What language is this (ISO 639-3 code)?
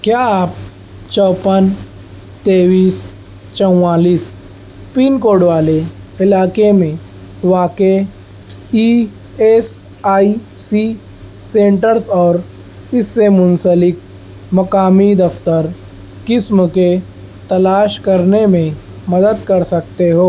urd